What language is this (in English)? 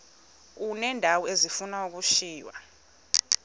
Xhosa